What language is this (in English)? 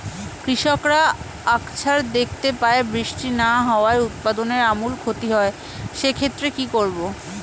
Bangla